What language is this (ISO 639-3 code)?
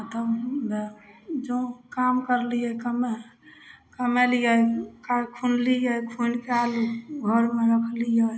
mai